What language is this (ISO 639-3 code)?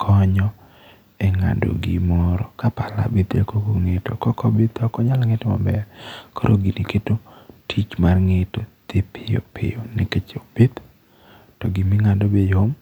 luo